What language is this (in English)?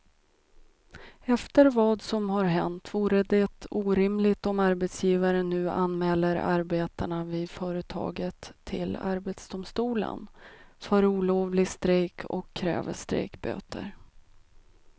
Swedish